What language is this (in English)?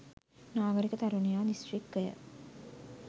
Sinhala